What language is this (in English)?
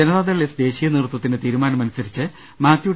Malayalam